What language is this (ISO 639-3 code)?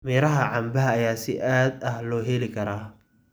som